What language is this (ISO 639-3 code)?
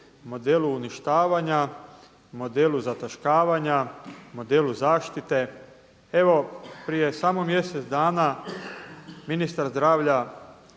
hrv